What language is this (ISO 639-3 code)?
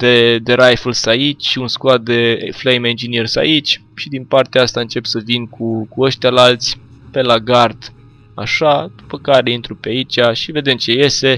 ron